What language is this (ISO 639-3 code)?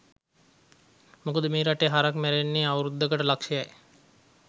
sin